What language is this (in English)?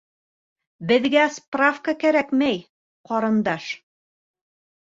Bashkir